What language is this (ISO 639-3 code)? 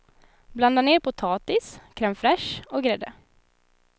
swe